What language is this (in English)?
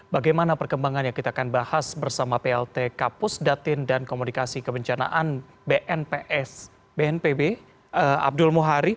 Indonesian